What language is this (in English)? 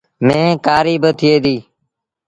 Sindhi Bhil